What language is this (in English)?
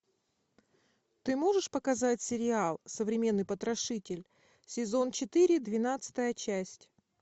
Russian